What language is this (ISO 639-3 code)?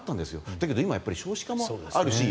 jpn